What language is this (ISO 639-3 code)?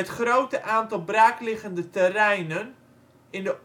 nld